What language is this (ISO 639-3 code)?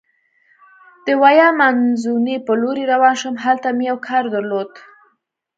pus